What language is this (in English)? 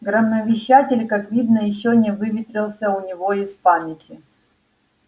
Russian